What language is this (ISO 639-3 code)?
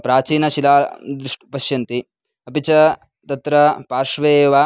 san